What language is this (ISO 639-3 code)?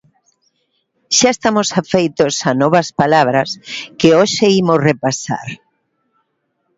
glg